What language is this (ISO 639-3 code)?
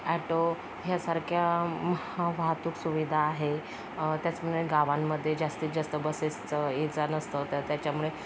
mar